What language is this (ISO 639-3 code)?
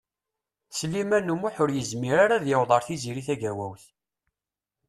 kab